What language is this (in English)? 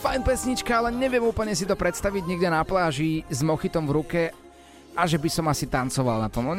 Slovak